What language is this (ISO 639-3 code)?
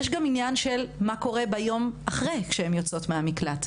heb